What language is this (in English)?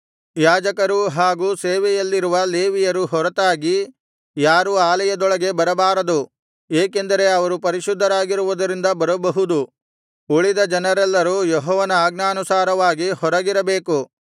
Kannada